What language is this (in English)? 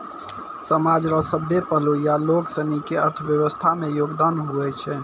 Maithili